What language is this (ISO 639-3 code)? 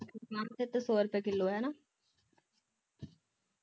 pan